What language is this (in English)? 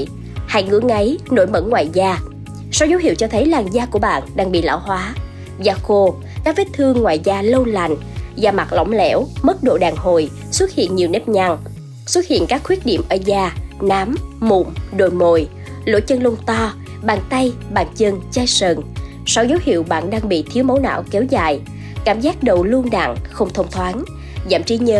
Vietnamese